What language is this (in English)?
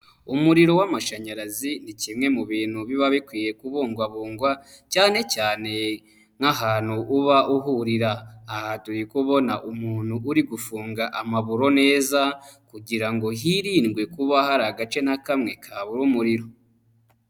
Kinyarwanda